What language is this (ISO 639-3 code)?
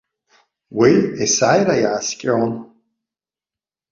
abk